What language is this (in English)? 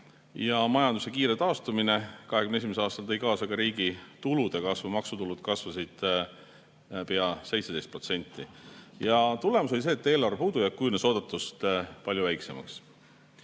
Estonian